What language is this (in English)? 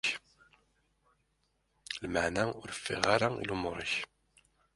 Kabyle